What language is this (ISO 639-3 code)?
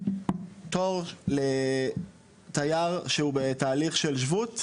heb